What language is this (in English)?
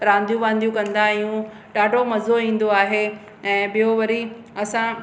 Sindhi